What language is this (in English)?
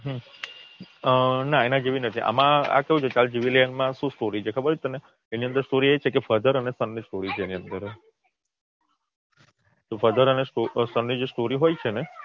Gujarati